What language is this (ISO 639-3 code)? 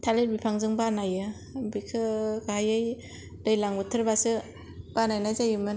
brx